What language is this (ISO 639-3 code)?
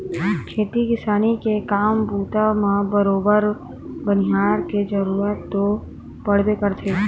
hne